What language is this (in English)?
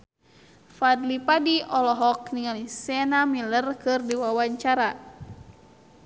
Sundanese